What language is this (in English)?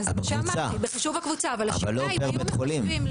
Hebrew